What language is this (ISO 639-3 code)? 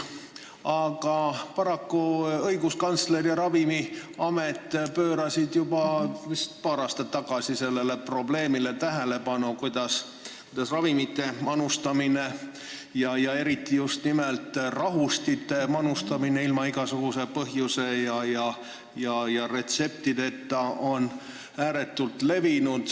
est